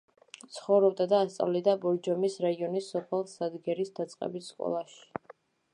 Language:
Georgian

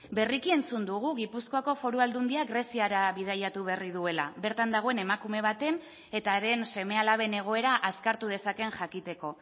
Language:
Basque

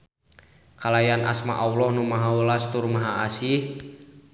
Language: Sundanese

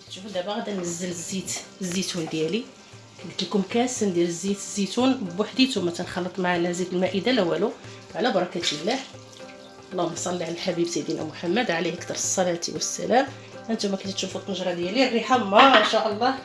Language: Arabic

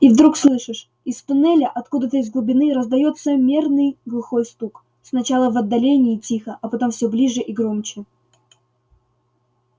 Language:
Russian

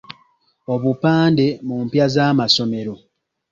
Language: Ganda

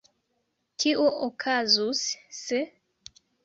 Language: Esperanto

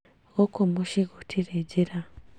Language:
Kikuyu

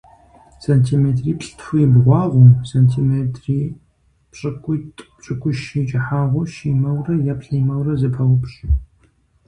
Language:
Kabardian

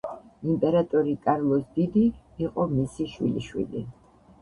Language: Georgian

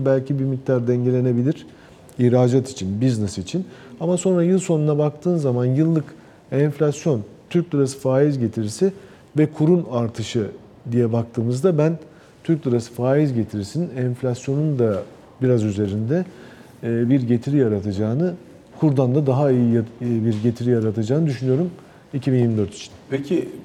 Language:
Turkish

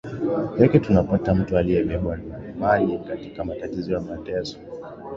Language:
Swahili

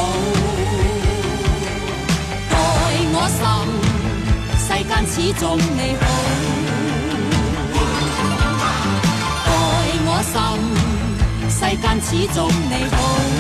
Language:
Chinese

